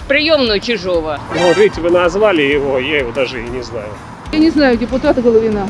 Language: Russian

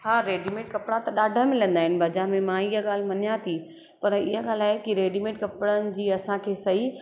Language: Sindhi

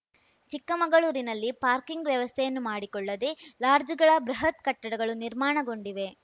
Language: Kannada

